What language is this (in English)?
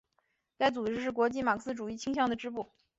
Chinese